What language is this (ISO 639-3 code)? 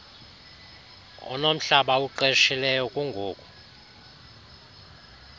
xho